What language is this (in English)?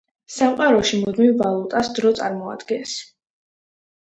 Georgian